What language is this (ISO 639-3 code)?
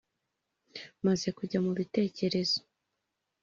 kin